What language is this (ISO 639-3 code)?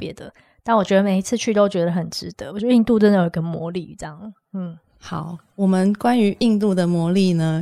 zho